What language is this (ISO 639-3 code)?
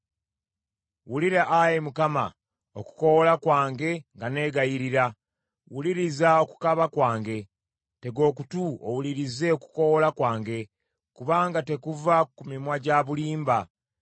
lug